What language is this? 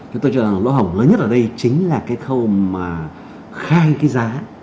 Vietnamese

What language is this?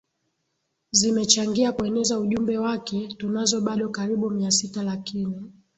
Swahili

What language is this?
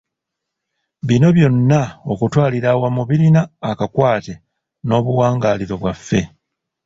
Ganda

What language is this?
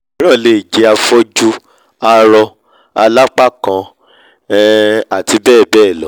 Yoruba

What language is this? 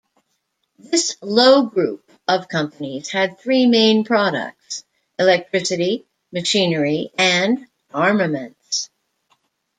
English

